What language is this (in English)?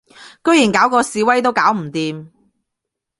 Cantonese